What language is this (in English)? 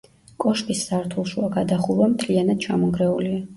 Georgian